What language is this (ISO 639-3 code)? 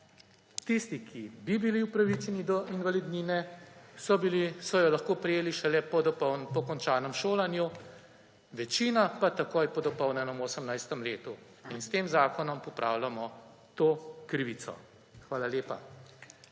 slv